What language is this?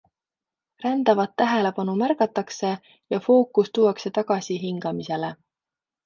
Estonian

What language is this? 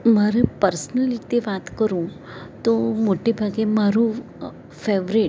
Gujarati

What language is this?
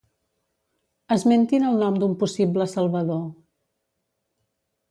Catalan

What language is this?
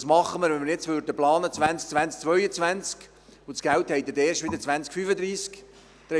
Swiss German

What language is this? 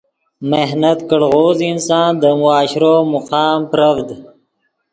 Yidgha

